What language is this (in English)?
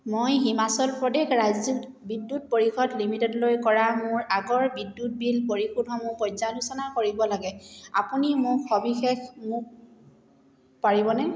Assamese